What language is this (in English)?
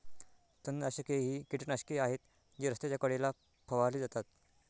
Marathi